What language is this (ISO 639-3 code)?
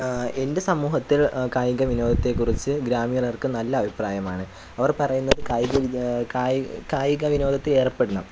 mal